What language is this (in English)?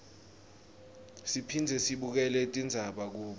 Swati